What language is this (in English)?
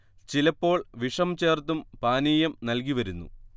Malayalam